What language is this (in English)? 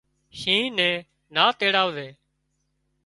Wadiyara Koli